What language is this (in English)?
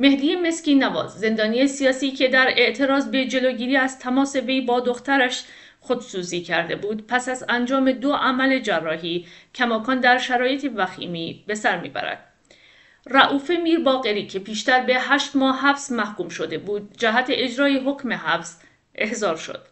Persian